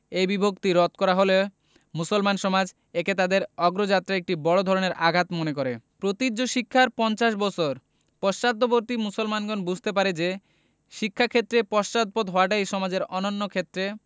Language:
Bangla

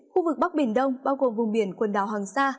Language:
Vietnamese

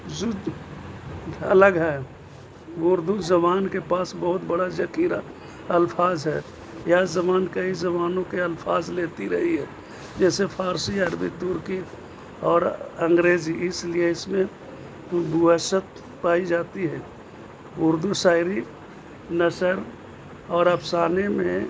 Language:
Urdu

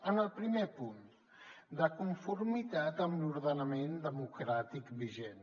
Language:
Catalan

